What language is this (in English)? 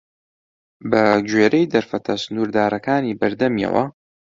Central Kurdish